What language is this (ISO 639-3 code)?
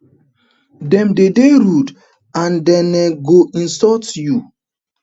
pcm